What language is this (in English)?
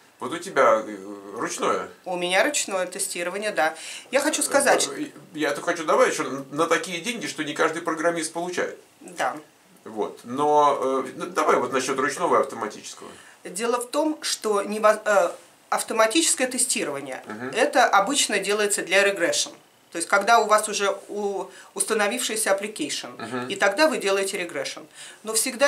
Russian